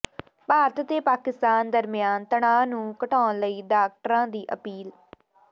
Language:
Punjabi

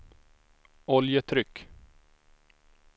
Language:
Swedish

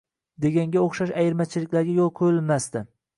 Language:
Uzbek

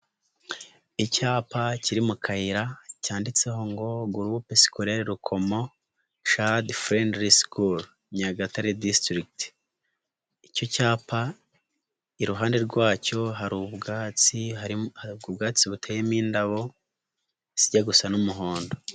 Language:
Kinyarwanda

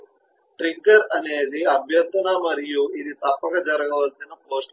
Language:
Telugu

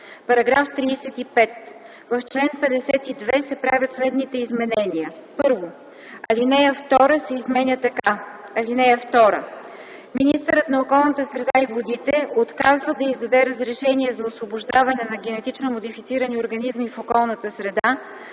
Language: Bulgarian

